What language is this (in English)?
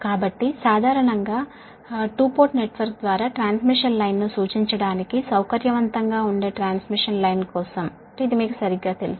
Telugu